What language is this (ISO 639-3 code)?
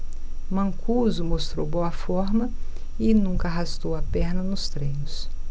por